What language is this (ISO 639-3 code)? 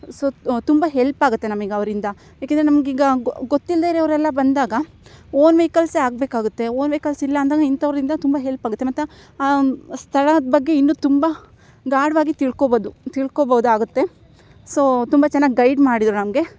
kan